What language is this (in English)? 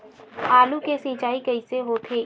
Chhattisgarhi